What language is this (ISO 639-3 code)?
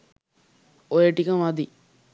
sin